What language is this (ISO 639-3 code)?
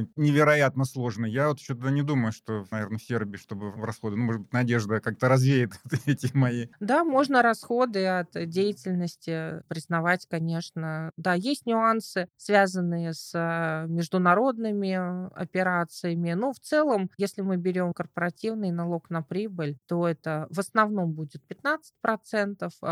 rus